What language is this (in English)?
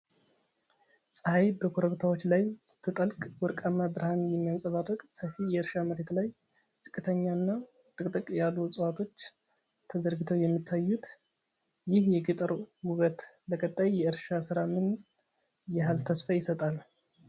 Amharic